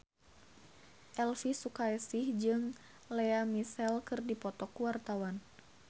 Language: Sundanese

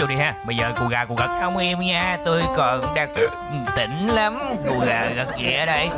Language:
Vietnamese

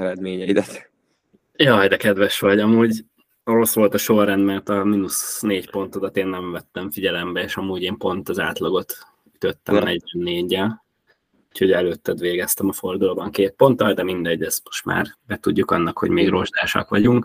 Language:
Hungarian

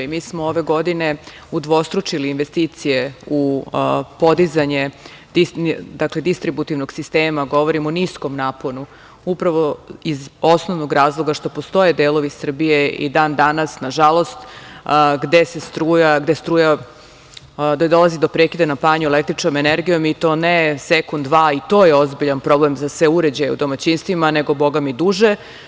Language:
Serbian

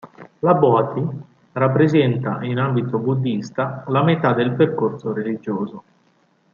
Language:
Italian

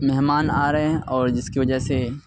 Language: Urdu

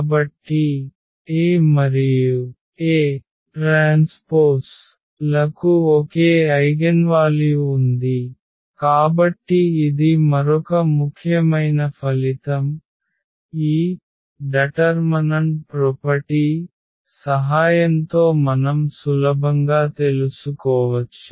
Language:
Telugu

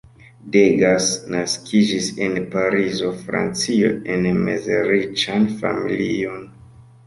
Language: Esperanto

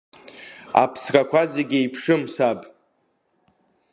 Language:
Abkhazian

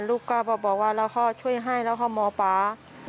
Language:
Thai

